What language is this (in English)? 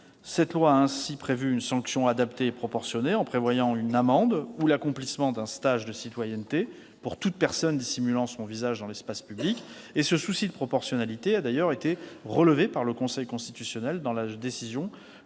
French